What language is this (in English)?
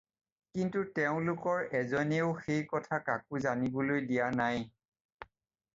Assamese